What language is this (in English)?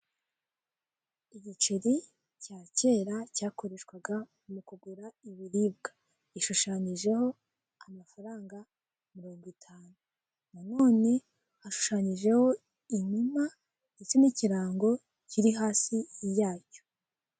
Kinyarwanda